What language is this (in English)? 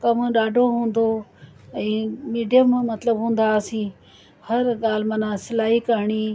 Sindhi